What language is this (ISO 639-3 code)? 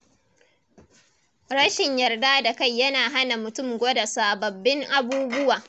hau